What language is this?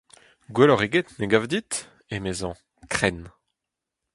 Breton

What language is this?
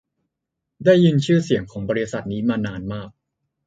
Thai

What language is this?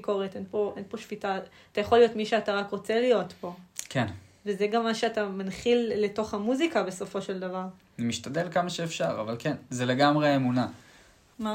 Hebrew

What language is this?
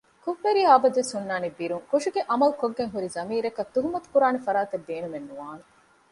Divehi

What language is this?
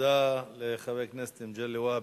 Hebrew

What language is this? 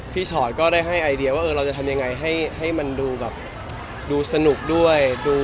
Thai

